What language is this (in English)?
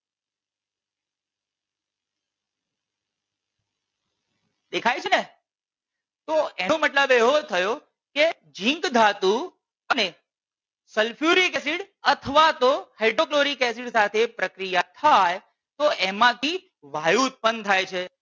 Gujarati